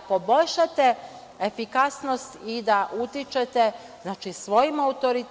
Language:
Serbian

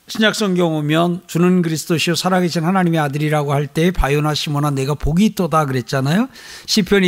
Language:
Korean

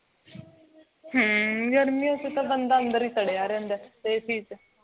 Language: Punjabi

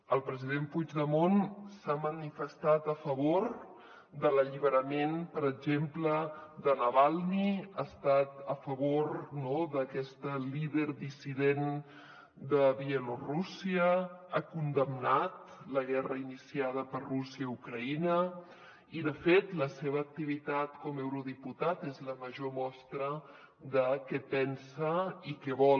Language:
Catalan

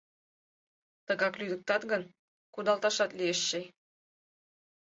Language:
Mari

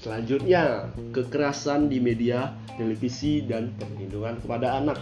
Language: Indonesian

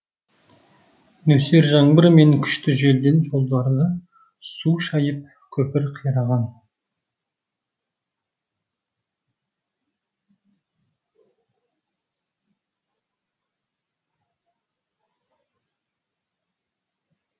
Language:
Kazakh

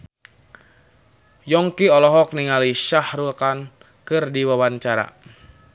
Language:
Sundanese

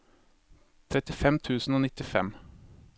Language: Norwegian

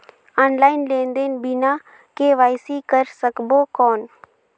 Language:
Chhattisgarhi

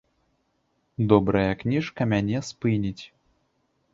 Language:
Belarusian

